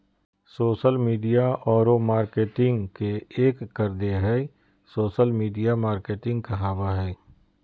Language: Magahi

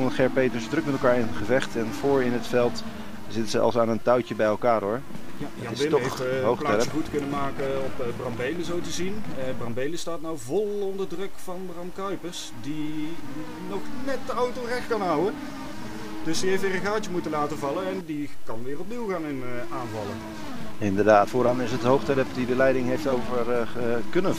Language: Dutch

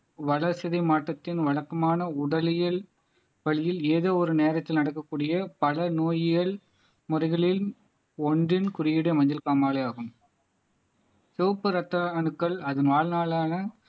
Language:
Tamil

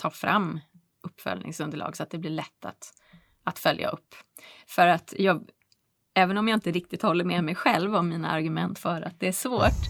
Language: Swedish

